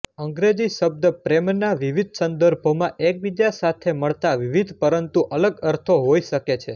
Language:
Gujarati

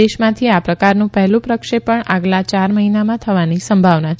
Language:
Gujarati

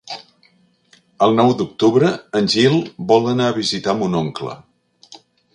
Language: Catalan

